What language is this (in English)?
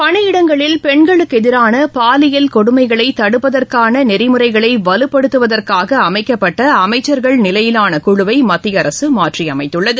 Tamil